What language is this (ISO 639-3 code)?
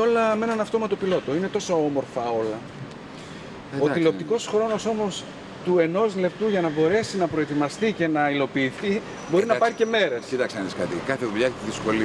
ell